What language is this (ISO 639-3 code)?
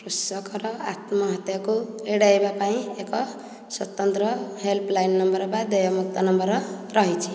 ori